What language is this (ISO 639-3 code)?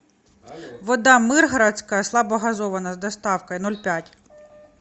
rus